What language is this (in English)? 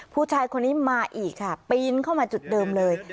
Thai